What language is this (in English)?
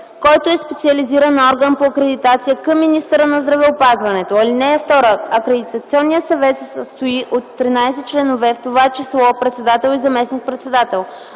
Bulgarian